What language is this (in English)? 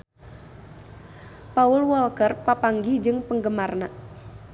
Sundanese